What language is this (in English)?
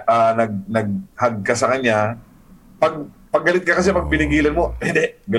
Filipino